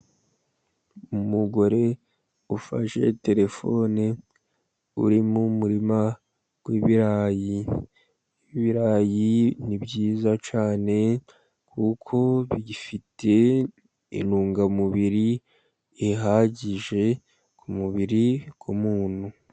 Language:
Kinyarwanda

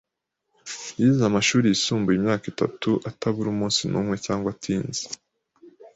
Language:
Kinyarwanda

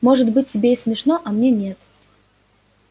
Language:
Russian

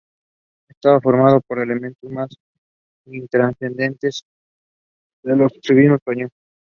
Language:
English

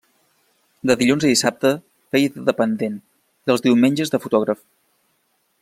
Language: Catalan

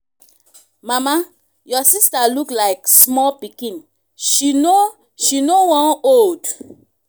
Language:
Nigerian Pidgin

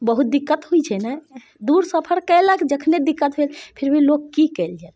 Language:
Maithili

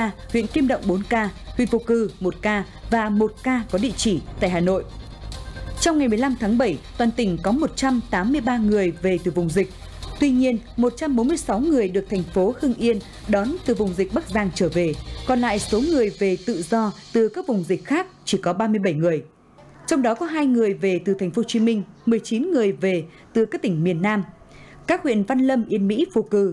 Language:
Vietnamese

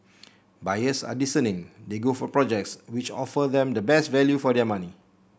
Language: English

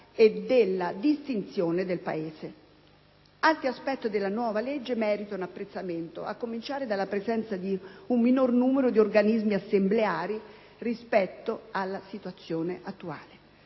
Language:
Italian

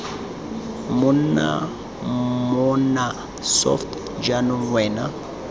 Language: Tswana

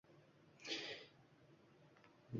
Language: Uzbek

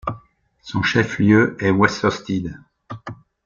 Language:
French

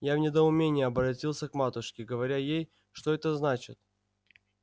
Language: Russian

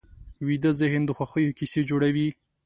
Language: Pashto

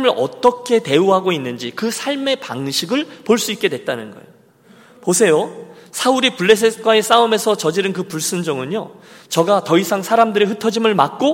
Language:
Korean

